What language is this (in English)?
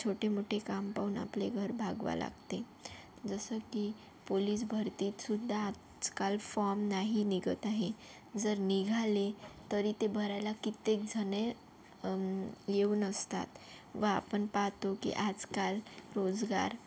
Marathi